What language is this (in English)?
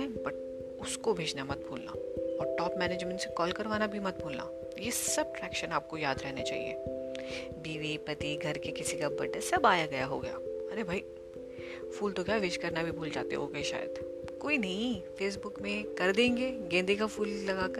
Hindi